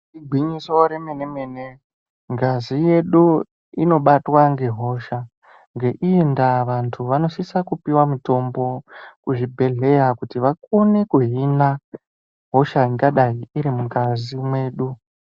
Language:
Ndau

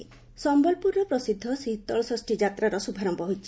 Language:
Odia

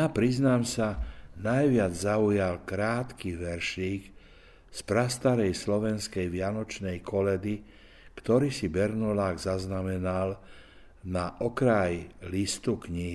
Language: Slovak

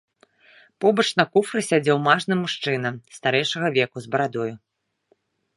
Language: Belarusian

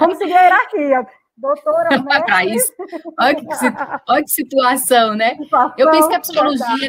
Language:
Portuguese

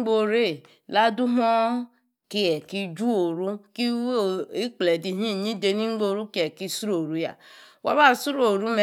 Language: Yace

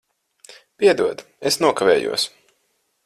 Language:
Latvian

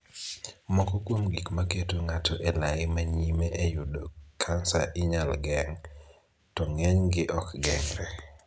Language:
Luo (Kenya and Tanzania)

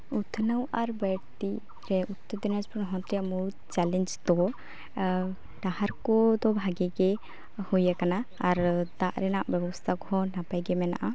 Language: Santali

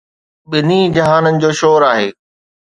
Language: Sindhi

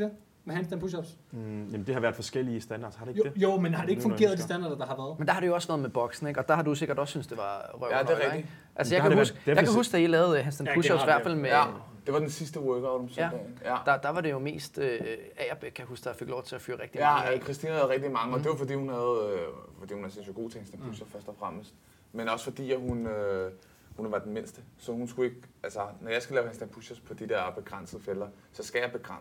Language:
Danish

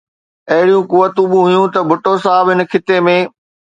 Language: Sindhi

